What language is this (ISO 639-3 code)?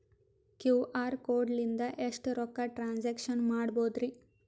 kan